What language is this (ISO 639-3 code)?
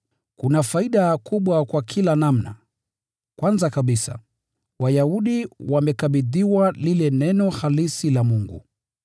swa